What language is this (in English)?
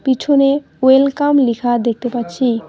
Bangla